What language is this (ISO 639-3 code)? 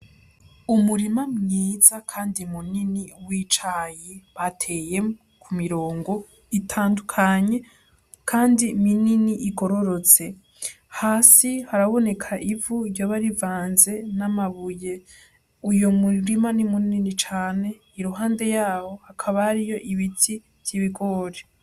run